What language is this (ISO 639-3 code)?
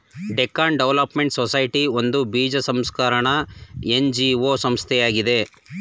kan